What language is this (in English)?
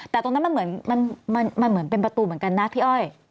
Thai